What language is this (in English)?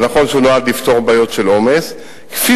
Hebrew